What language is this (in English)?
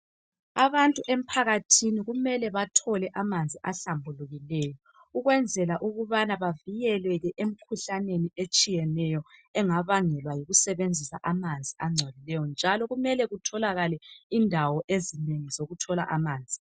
North Ndebele